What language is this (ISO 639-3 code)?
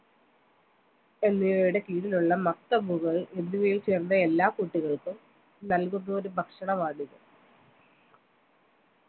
mal